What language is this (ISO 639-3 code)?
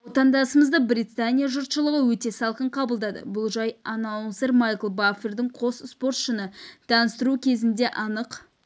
kaz